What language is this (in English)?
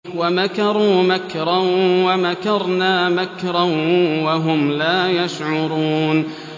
Arabic